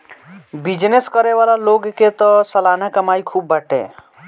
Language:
Bhojpuri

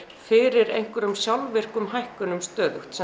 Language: Icelandic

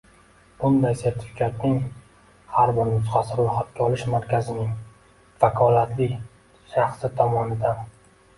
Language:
Uzbek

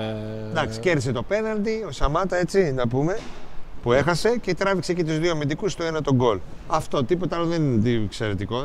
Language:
Greek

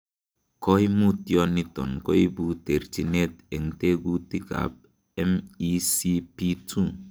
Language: Kalenjin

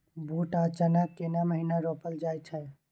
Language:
Maithili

